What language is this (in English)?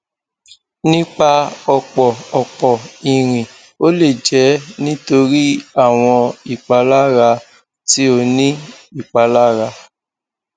Yoruba